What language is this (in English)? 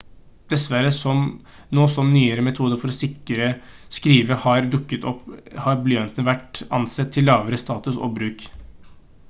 Norwegian Bokmål